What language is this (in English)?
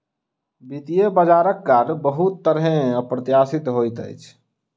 Maithili